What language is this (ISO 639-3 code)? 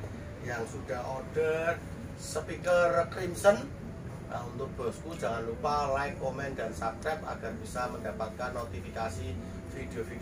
ind